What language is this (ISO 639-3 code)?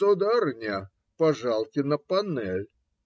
rus